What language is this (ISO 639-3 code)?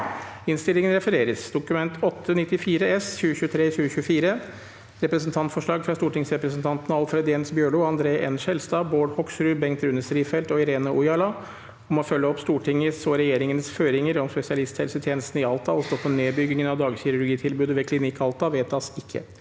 nor